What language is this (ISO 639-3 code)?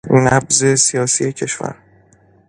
fas